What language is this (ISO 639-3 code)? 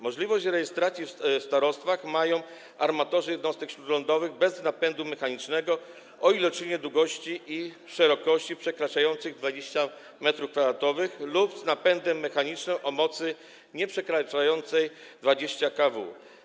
pol